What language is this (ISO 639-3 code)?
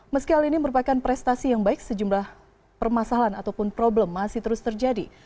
ind